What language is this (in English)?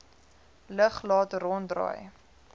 Afrikaans